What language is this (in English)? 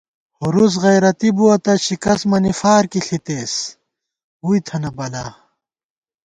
Gawar-Bati